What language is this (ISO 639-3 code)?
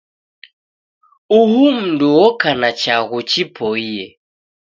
dav